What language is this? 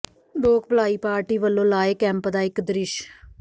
Punjabi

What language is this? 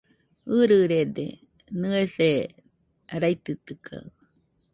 Nüpode Huitoto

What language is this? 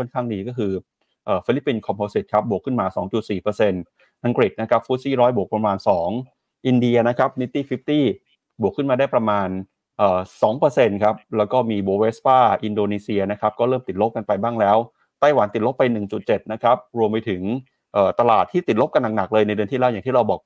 Thai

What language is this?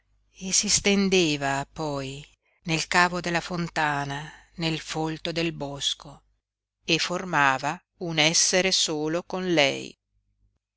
Italian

